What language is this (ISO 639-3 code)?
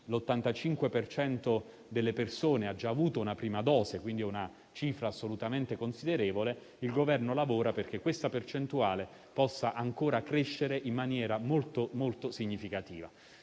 ita